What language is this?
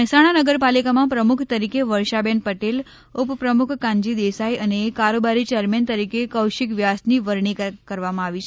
Gujarati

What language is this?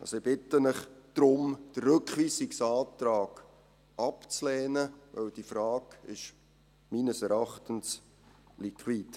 Swiss German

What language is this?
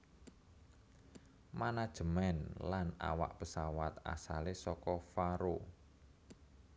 Javanese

